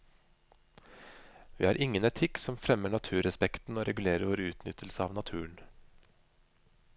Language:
Norwegian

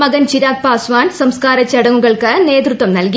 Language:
Malayalam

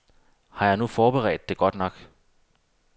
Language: Danish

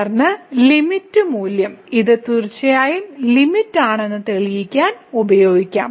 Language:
Malayalam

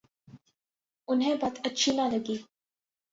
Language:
Urdu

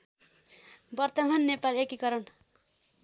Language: Nepali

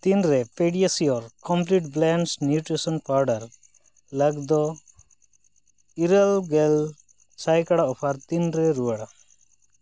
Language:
Santali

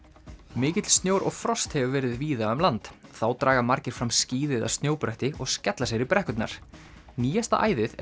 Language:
Icelandic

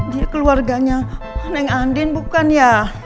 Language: Indonesian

